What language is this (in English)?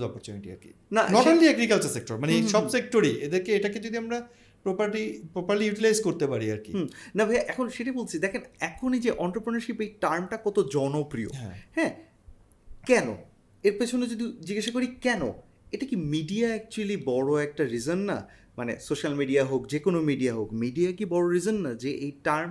Bangla